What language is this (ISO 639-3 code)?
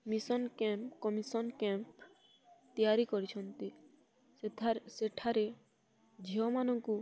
ori